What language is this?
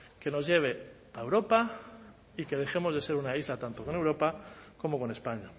Spanish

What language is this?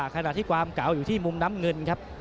Thai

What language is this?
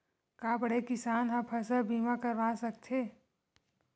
Chhattisgarhi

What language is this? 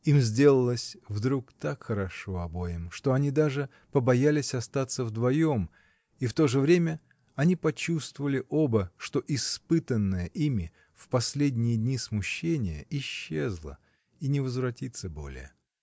Russian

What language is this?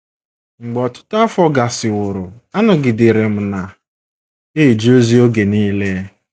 Igbo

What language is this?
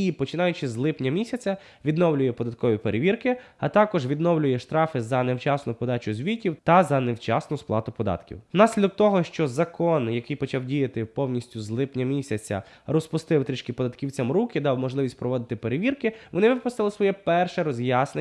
Ukrainian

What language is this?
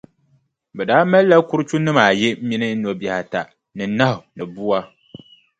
Dagbani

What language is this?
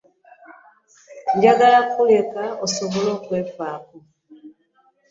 Ganda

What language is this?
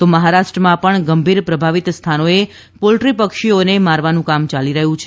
Gujarati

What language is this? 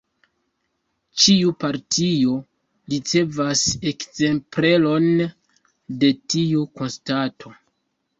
Esperanto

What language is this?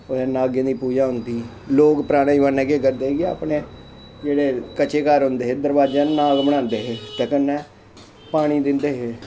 Dogri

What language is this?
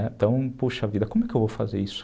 Portuguese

